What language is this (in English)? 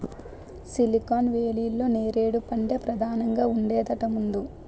Telugu